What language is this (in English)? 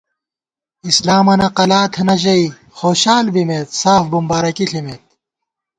Gawar-Bati